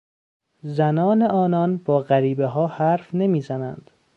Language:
Persian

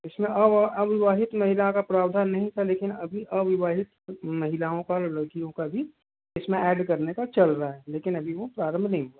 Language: Hindi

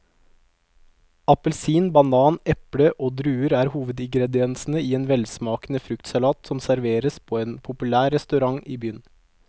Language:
Norwegian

